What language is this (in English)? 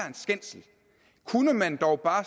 Danish